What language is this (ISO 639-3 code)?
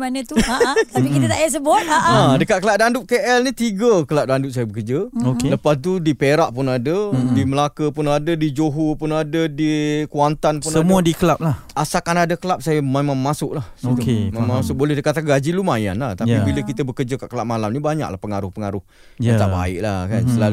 msa